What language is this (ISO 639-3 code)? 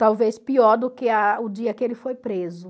por